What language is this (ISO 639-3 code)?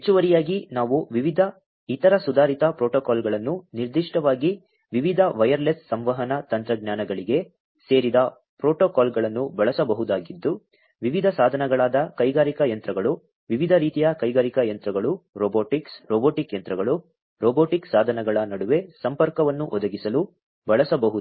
kan